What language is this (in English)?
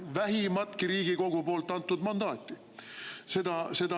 Estonian